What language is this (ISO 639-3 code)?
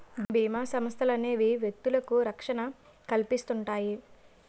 tel